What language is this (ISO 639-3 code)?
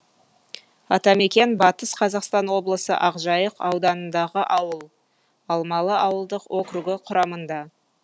kaz